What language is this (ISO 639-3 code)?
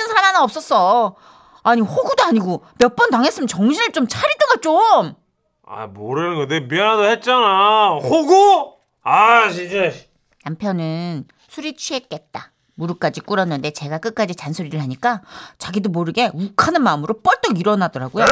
kor